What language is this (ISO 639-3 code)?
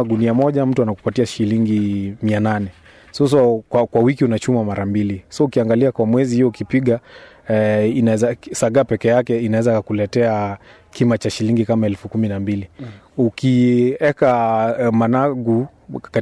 swa